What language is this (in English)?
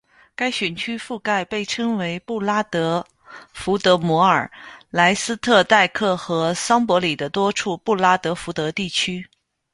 Chinese